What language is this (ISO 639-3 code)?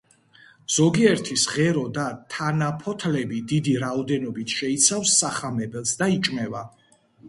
kat